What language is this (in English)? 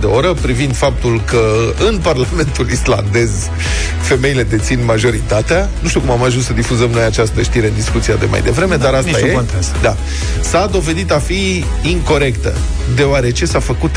Romanian